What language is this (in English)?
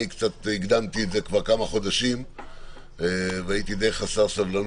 Hebrew